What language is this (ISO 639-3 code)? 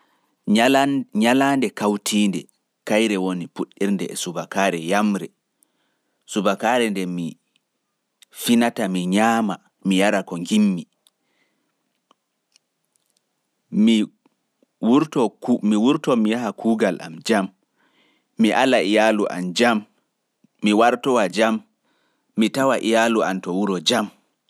fuf